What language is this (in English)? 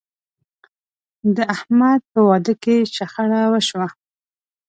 Pashto